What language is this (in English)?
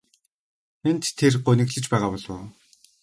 Mongolian